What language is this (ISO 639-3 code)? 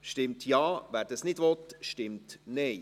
gsw